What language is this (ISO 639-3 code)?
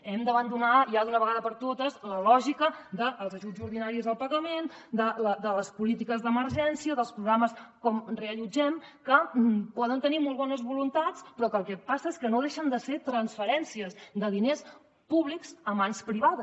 cat